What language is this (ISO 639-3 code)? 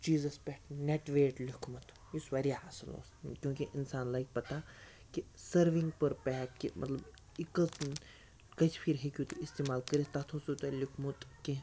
kas